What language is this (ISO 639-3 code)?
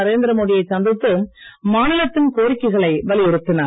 tam